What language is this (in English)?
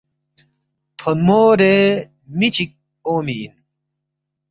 Balti